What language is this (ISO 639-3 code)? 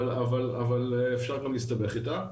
heb